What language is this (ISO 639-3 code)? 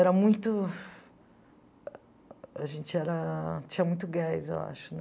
por